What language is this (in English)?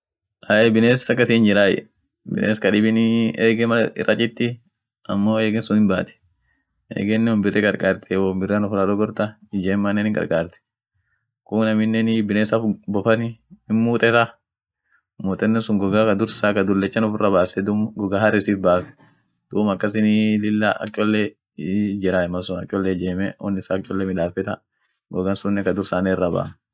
Orma